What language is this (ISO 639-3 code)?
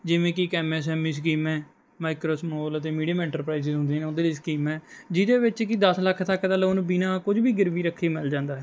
pan